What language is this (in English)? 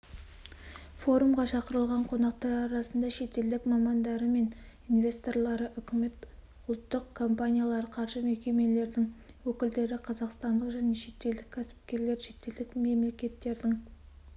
Kazakh